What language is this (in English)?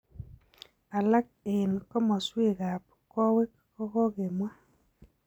Kalenjin